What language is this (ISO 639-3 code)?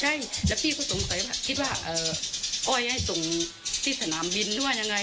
tha